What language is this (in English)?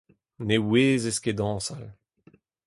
Breton